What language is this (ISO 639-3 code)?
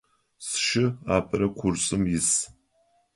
ady